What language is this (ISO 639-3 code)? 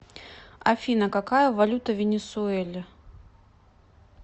rus